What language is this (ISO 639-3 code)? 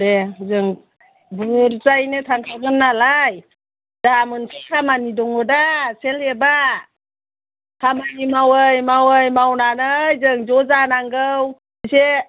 brx